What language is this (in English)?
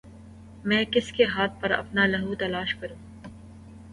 Urdu